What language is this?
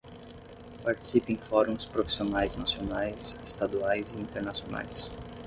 Portuguese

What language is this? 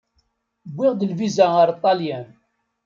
Kabyle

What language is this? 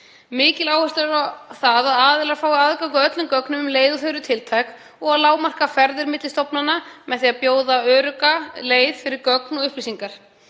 Icelandic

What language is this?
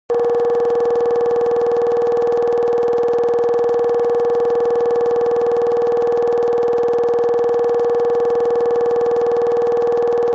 Kabardian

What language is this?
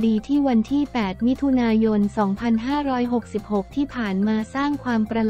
Thai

